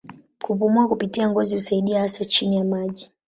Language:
Swahili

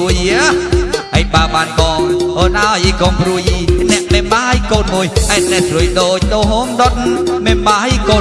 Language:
Vietnamese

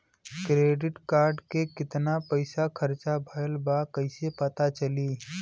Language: Bhojpuri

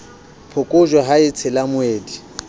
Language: Southern Sotho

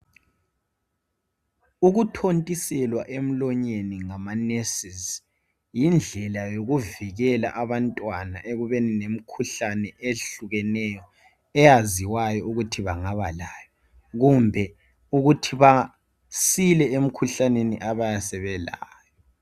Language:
North Ndebele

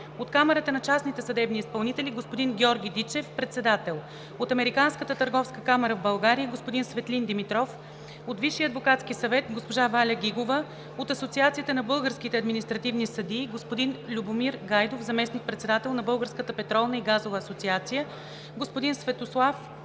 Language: Bulgarian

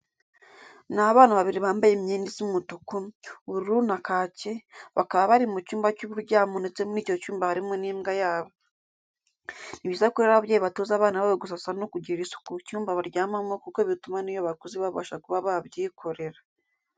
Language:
Kinyarwanda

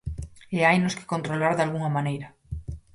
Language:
Galician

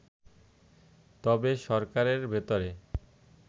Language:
Bangla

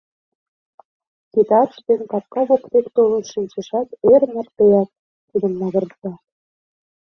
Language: Mari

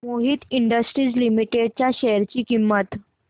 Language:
Marathi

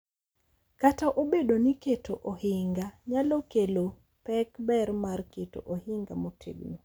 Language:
Luo (Kenya and Tanzania)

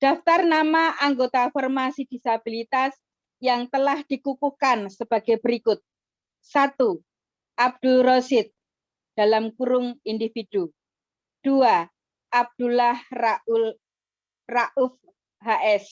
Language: Indonesian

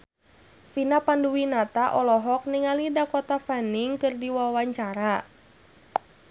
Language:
Sundanese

